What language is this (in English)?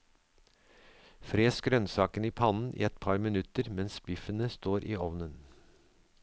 Norwegian